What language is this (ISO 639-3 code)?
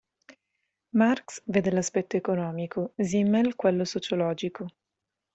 ita